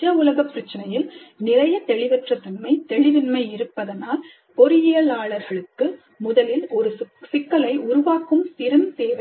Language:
Tamil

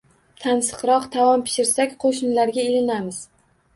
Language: Uzbek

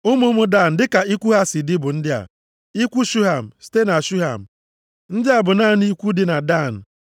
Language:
Igbo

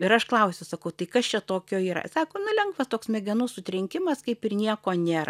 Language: Lithuanian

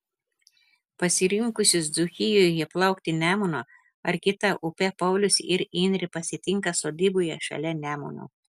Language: Lithuanian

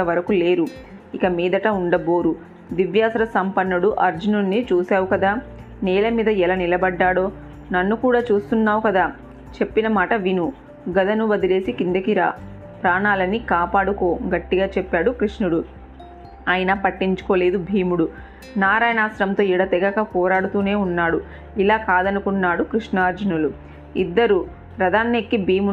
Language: Telugu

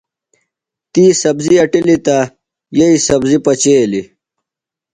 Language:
Phalura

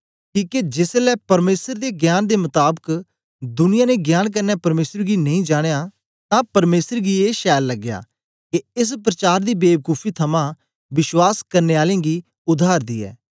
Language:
Dogri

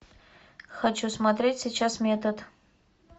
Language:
Russian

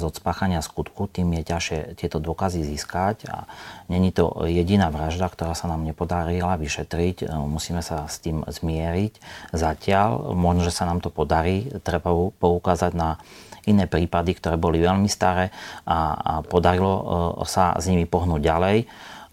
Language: Slovak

